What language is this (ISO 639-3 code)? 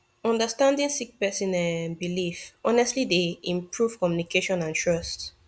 pcm